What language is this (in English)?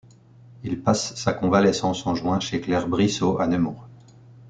French